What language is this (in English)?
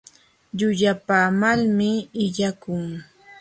Jauja Wanca Quechua